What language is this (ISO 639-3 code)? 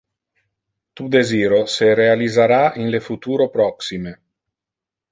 ina